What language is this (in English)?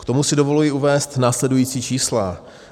Czech